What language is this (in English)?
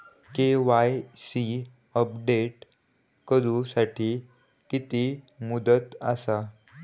Marathi